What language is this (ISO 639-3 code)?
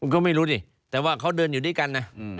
tha